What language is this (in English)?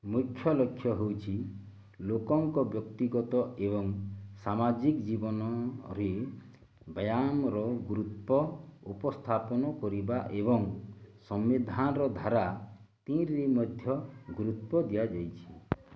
Odia